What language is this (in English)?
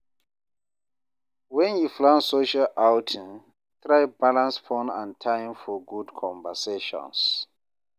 Nigerian Pidgin